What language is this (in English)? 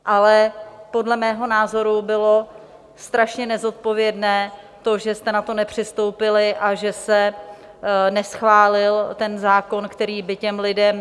Czech